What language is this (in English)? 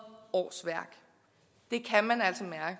Danish